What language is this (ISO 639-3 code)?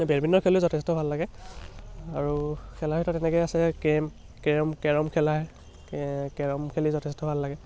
asm